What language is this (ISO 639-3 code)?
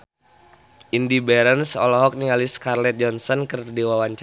sun